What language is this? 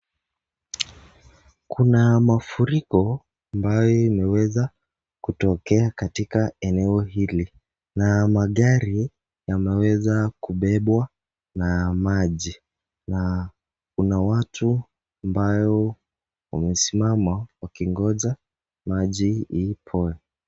Swahili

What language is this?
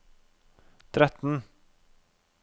Norwegian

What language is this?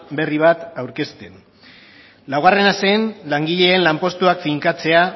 Basque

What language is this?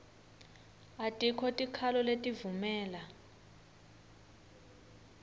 Swati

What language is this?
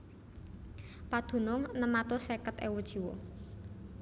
Javanese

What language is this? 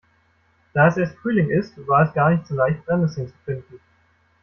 German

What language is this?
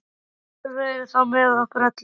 Icelandic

